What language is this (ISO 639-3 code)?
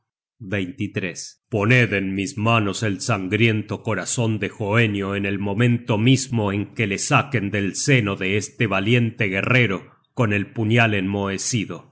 spa